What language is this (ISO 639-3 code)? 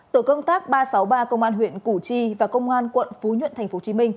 vie